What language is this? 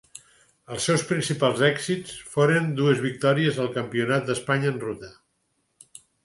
Catalan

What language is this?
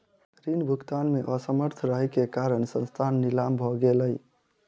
Maithili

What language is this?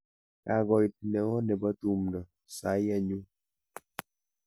Kalenjin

